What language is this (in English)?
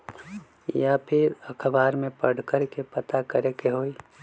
Magahi